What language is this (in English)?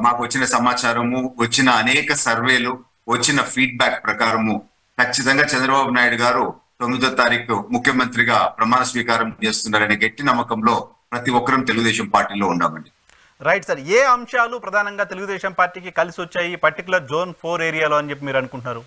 Telugu